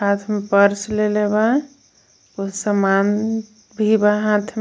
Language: Bhojpuri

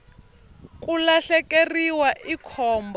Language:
Tsonga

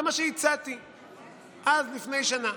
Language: Hebrew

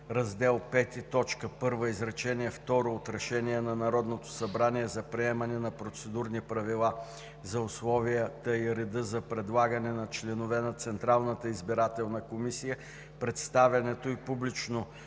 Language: Bulgarian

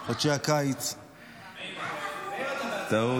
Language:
Hebrew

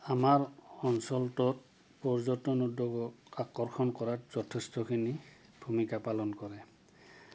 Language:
Assamese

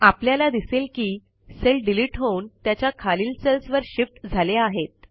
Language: Marathi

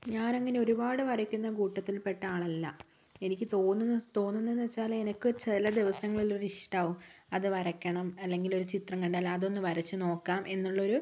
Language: Malayalam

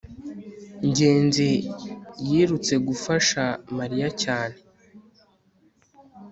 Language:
Kinyarwanda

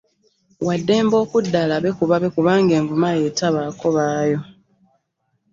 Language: Ganda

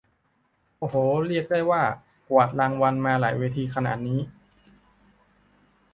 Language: Thai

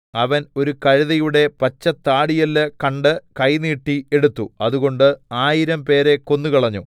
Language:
Malayalam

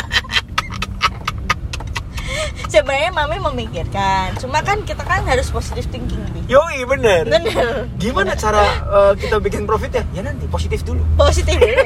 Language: Indonesian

